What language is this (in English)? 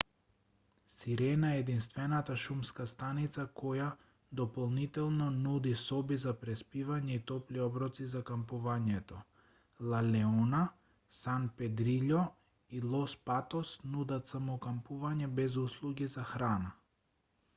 Macedonian